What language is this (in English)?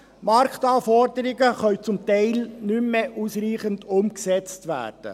Swiss German